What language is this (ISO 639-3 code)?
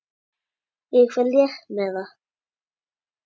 isl